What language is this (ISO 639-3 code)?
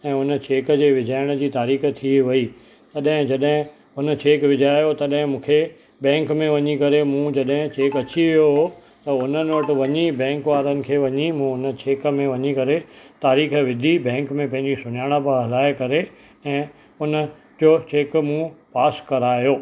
snd